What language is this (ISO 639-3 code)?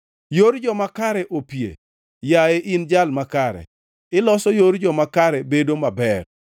luo